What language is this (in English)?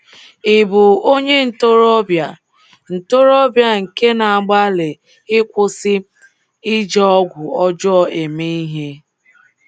Igbo